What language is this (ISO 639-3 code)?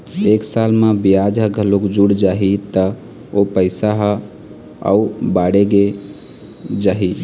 hne